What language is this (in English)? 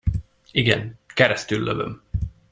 Hungarian